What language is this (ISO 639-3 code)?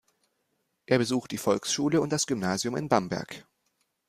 deu